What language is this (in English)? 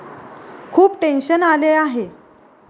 Marathi